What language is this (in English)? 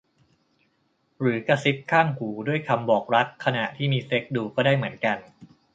Thai